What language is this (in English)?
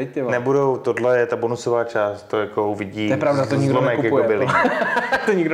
Czech